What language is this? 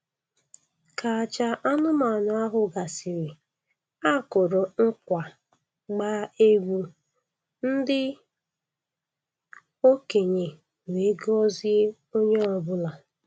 Igbo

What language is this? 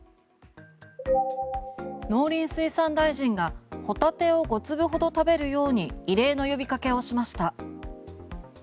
Japanese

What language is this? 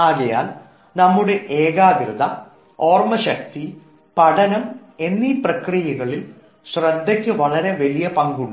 Malayalam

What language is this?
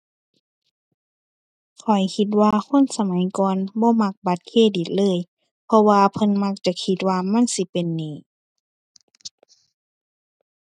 Thai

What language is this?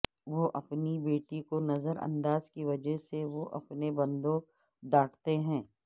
Urdu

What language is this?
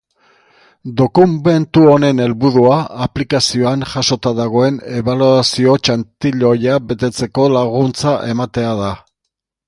Basque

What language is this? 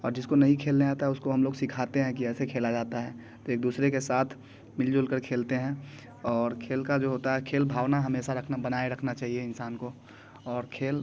Hindi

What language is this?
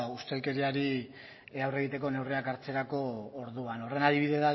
Basque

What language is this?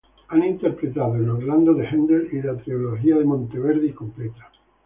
Spanish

